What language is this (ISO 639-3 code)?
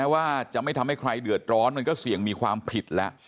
tha